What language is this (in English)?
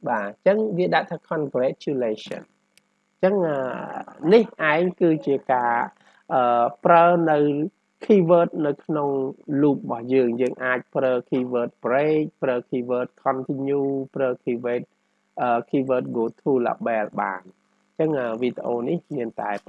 Vietnamese